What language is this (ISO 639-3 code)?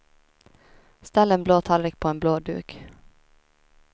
swe